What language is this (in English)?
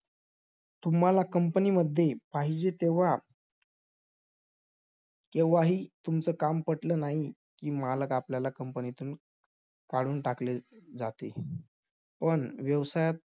Marathi